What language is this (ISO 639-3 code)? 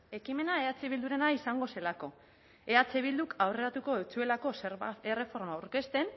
eus